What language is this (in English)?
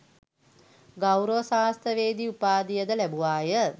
Sinhala